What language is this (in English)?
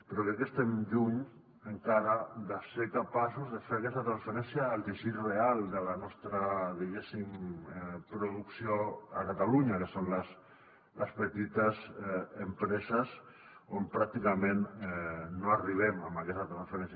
Catalan